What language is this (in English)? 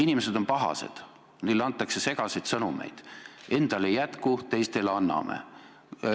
Estonian